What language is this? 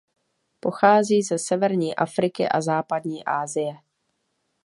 Czech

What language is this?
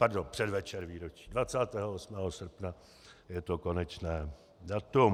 Czech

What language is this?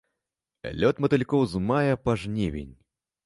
Belarusian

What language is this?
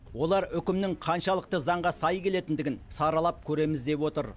Kazakh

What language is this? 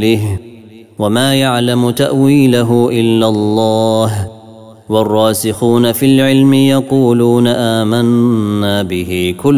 Arabic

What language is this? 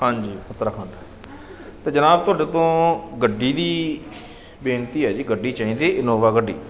Punjabi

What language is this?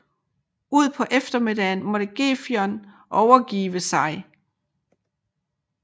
Danish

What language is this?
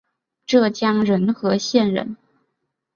Chinese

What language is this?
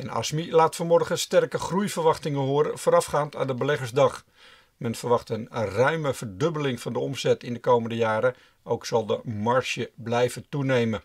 Dutch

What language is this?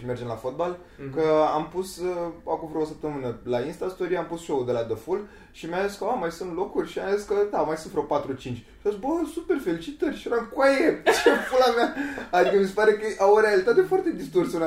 Romanian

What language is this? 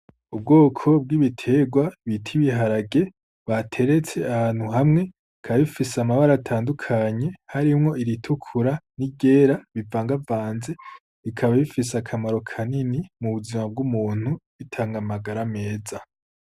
Rundi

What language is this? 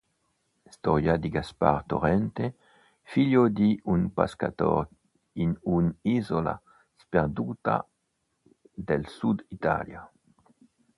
Italian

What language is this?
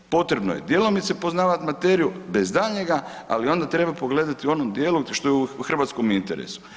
Croatian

